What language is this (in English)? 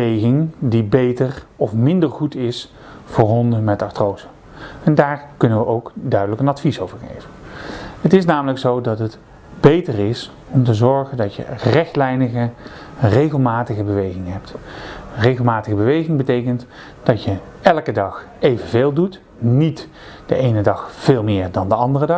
Dutch